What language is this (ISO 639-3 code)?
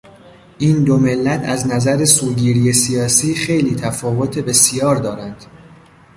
fas